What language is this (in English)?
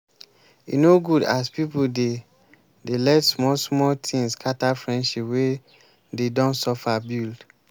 Nigerian Pidgin